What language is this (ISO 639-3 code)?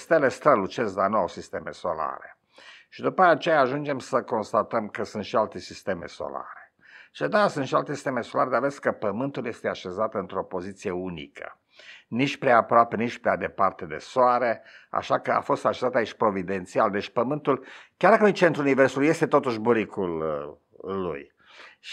ron